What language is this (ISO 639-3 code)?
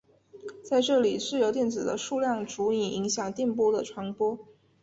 zho